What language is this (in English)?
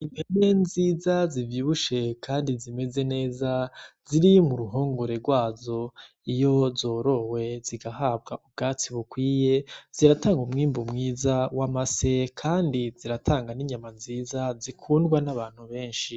Rundi